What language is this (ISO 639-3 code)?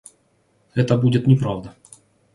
rus